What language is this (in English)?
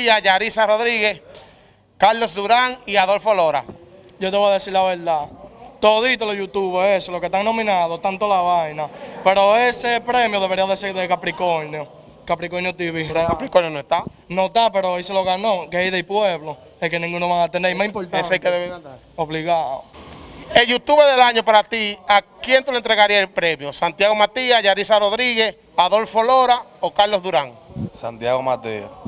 Spanish